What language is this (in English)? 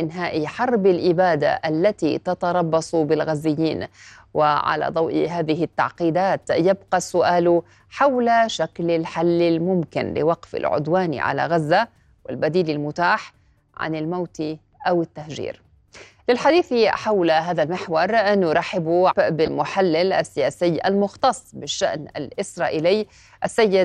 Arabic